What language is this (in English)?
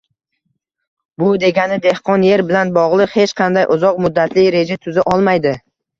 Uzbek